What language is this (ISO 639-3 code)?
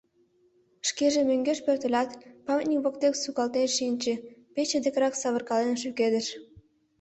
chm